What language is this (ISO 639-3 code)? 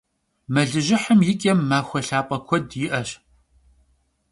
kbd